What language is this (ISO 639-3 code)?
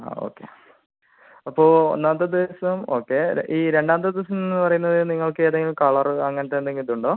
mal